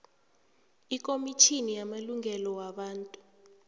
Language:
South Ndebele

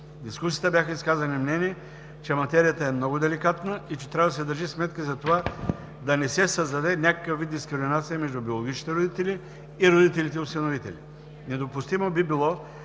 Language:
Bulgarian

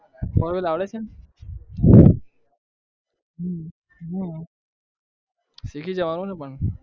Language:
Gujarati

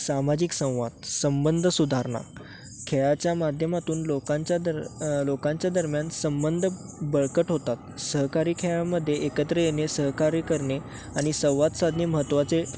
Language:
Marathi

